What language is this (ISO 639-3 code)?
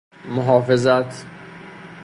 fas